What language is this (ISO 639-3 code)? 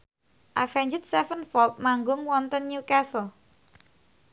jav